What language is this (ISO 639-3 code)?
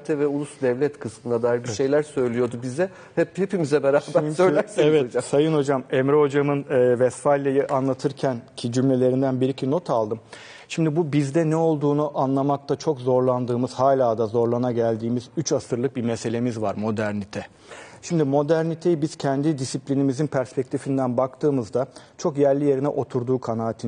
tur